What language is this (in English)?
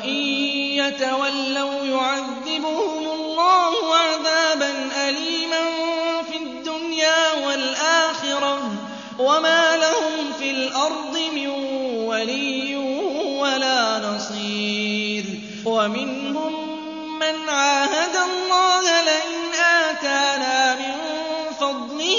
Arabic